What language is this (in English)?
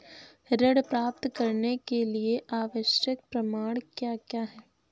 Hindi